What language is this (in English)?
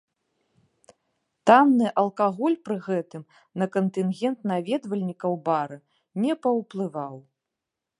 Belarusian